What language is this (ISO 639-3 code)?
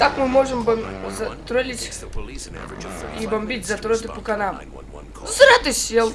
rus